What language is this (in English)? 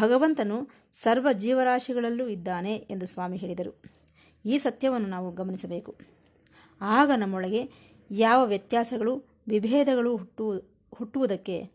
Kannada